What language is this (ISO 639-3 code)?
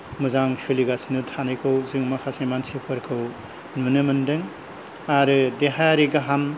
brx